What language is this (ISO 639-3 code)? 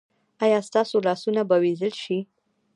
pus